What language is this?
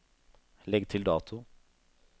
Norwegian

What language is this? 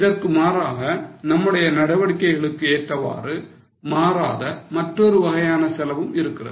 Tamil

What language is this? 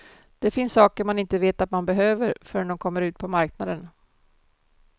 Swedish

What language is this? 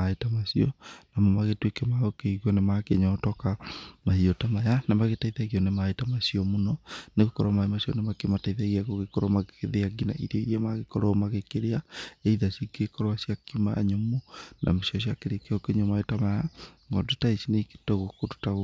Kikuyu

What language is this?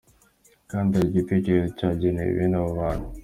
Kinyarwanda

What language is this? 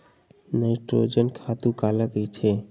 Chhattisgarhi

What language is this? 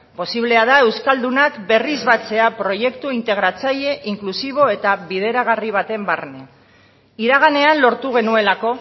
Basque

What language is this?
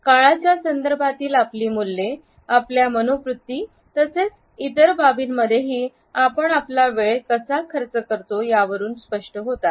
Marathi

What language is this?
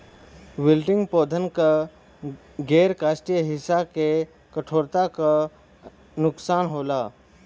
Bhojpuri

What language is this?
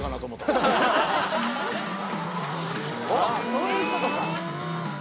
Japanese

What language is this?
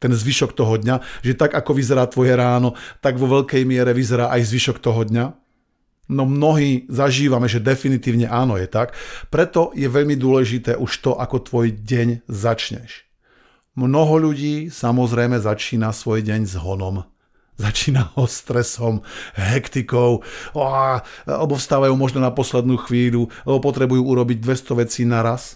Slovak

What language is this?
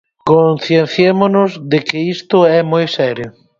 Galician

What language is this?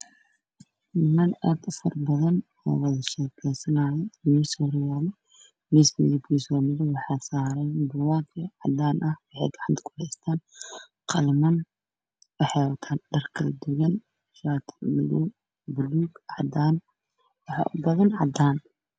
Somali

